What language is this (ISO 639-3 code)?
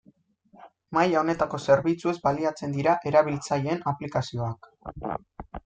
eus